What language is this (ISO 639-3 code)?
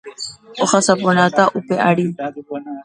grn